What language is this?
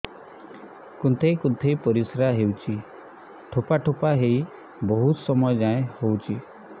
Odia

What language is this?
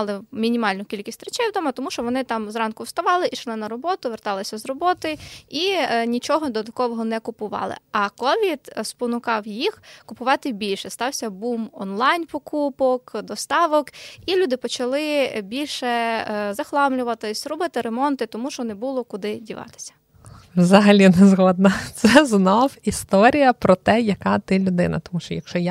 Ukrainian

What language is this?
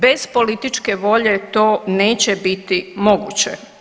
Croatian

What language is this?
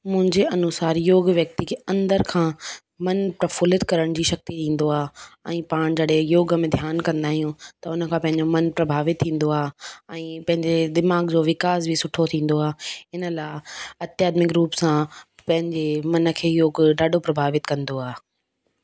Sindhi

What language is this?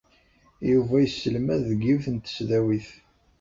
Kabyle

